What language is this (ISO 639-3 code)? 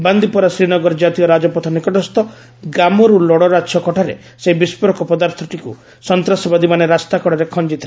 ori